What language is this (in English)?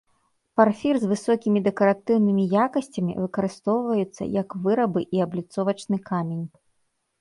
Belarusian